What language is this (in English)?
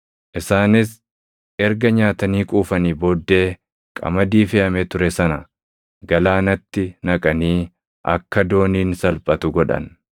Oromo